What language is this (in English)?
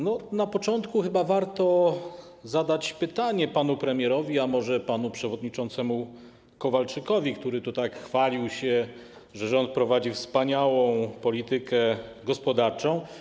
Polish